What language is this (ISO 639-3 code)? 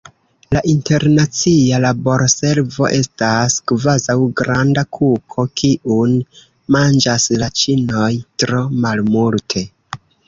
epo